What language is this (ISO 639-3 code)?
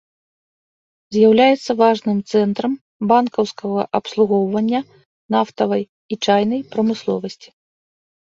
bel